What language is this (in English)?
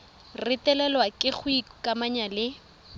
Tswana